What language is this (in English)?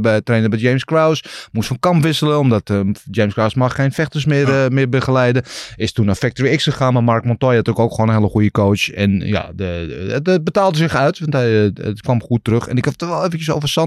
Dutch